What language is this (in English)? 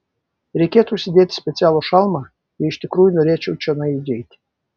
Lithuanian